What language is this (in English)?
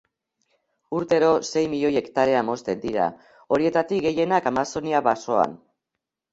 Basque